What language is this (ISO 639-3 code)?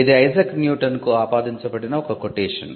tel